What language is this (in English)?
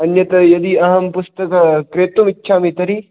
Sanskrit